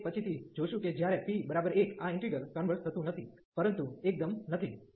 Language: Gujarati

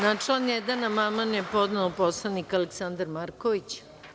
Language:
Serbian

